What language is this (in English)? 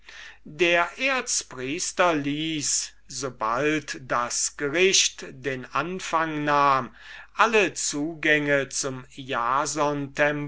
German